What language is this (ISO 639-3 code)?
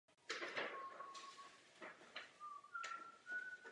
ces